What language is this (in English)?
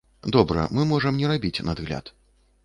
Belarusian